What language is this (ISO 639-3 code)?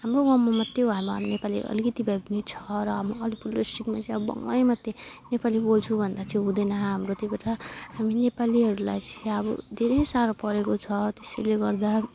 nep